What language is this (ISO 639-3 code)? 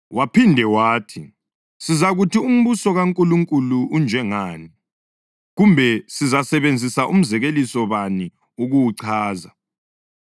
nde